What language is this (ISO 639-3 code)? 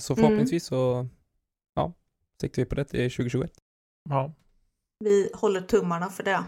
swe